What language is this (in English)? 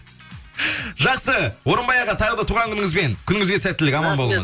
Kazakh